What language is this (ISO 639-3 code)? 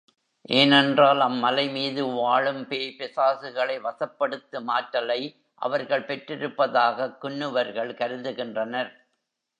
tam